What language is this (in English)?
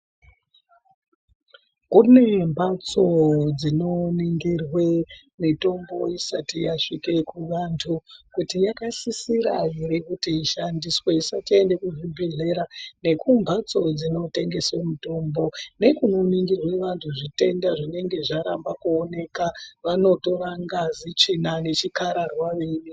Ndau